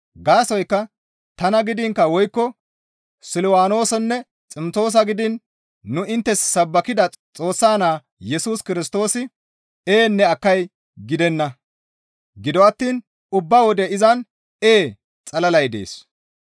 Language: Gamo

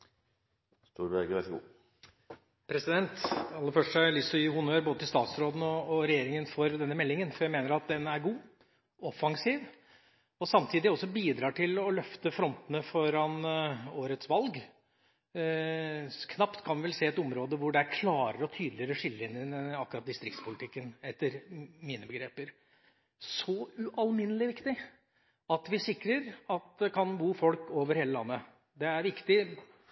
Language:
Norwegian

